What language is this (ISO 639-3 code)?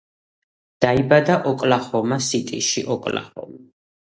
kat